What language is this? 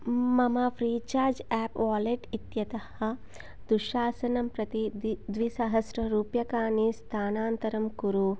Sanskrit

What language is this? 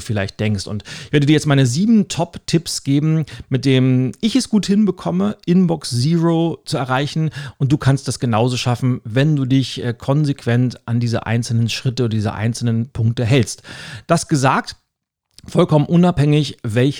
German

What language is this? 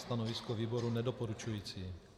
Czech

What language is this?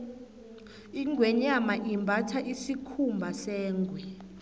South Ndebele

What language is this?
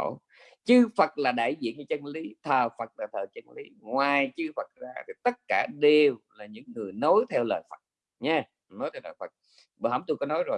Vietnamese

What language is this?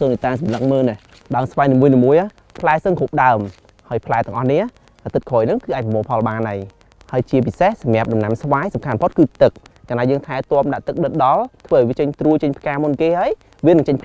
Vietnamese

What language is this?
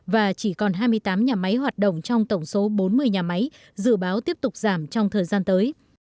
Vietnamese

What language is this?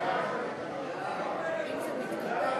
Hebrew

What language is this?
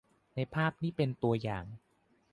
Thai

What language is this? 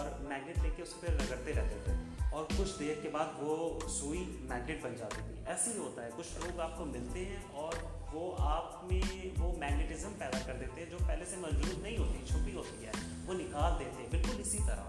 Urdu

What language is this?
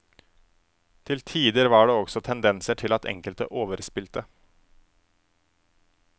Norwegian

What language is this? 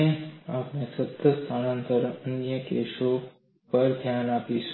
Gujarati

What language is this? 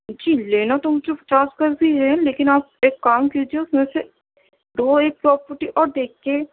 Urdu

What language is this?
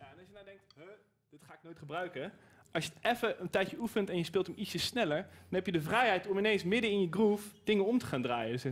Dutch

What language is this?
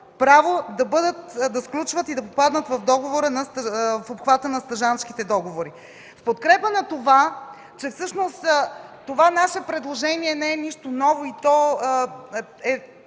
Bulgarian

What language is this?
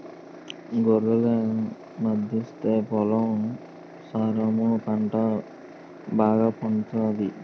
Telugu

